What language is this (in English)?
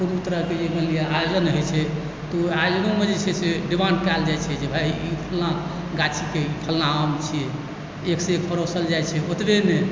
Maithili